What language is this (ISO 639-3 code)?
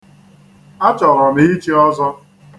ibo